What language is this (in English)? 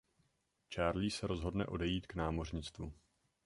Czech